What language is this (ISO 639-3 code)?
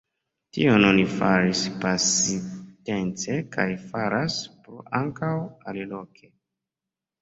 epo